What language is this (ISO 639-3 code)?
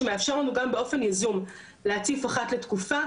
heb